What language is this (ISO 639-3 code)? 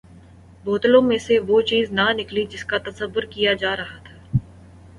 urd